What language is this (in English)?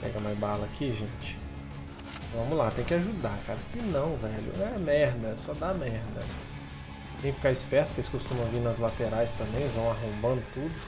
Portuguese